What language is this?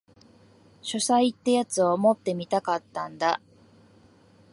Japanese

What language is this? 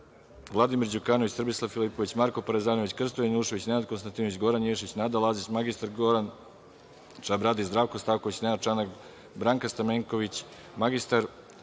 Serbian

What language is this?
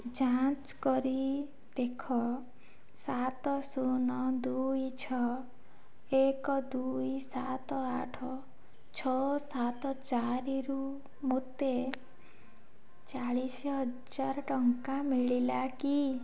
Odia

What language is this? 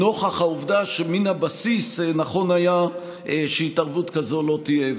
Hebrew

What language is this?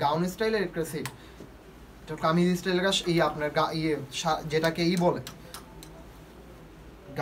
Hindi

